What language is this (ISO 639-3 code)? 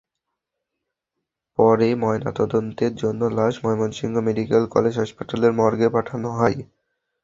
ben